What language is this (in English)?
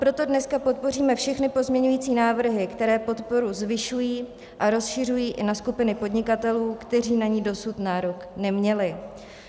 Czech